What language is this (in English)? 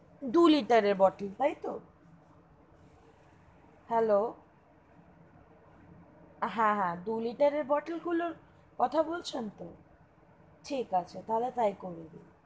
Bangla